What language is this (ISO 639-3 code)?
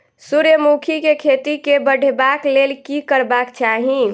mai